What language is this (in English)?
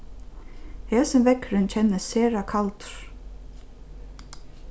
Faroese